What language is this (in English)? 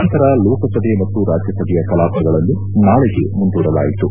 Kannada